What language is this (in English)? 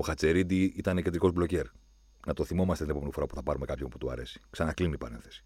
Greek